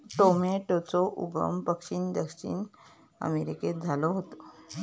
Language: Marathi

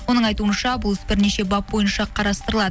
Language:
Kazakh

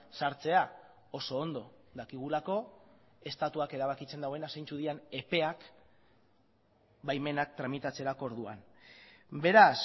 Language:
Basque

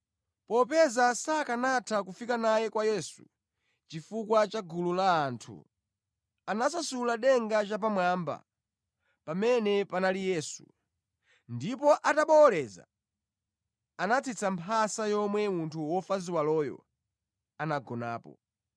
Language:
Nyanja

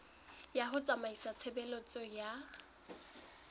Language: Southern Sotho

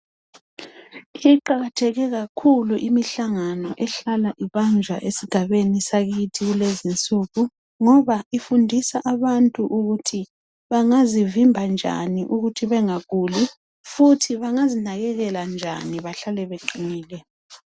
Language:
North Ndebele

